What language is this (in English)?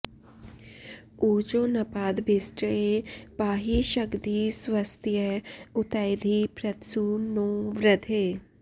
Sanskrit